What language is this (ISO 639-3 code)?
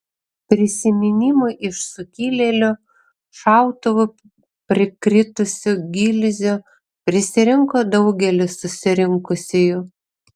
lit